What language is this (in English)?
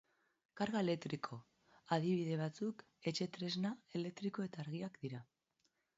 Basque